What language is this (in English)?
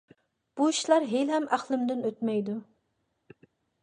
Uyghur